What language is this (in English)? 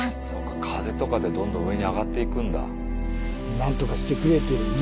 Japanese